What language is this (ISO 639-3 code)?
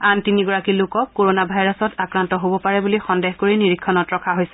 asm